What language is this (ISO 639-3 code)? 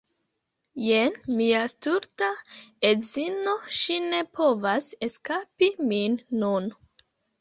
epo